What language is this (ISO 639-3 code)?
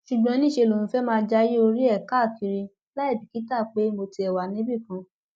yor